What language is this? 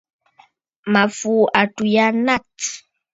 Bafut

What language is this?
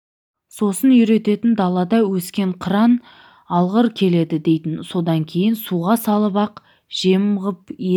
Kazakh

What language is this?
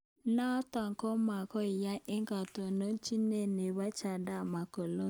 Kalenjin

